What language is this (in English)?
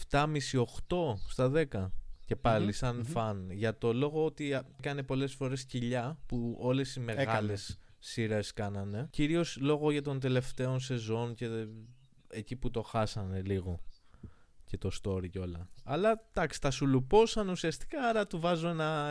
Greek